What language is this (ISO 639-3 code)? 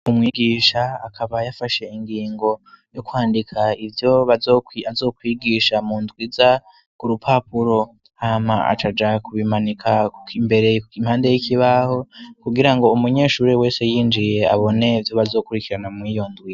run